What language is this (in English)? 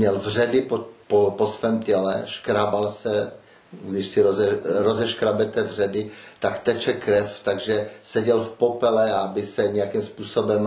Czech